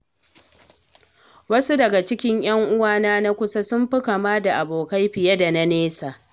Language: Hausa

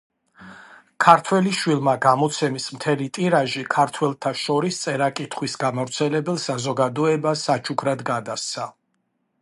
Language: Georgian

